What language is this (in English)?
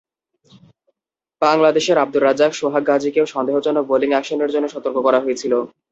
Bangla